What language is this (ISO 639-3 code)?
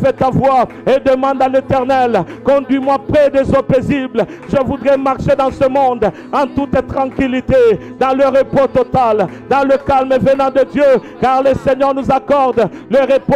fra